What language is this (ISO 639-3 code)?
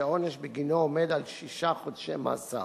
heb